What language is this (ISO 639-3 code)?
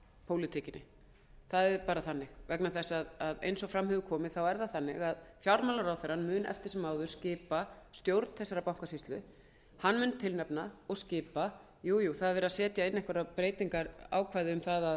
isl